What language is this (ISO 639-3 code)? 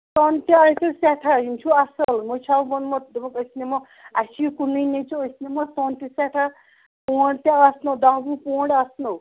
kas